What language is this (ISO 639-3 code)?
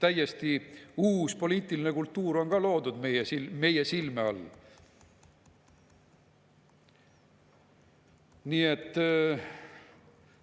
est